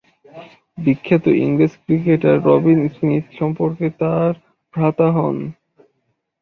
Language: Bangla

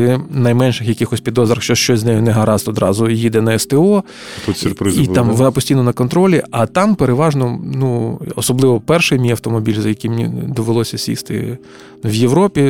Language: Ukrainian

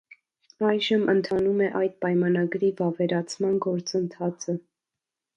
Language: Armenian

